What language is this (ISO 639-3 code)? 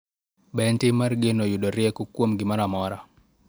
luo